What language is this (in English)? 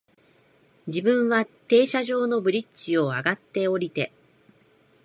Japanese